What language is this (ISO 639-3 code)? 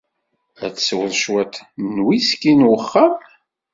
kab